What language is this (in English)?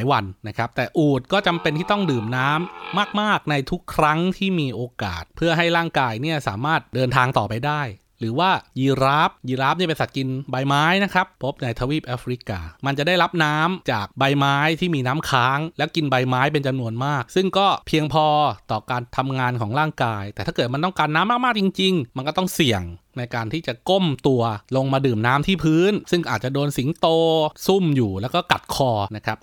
Thai